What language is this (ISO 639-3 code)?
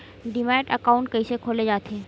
hne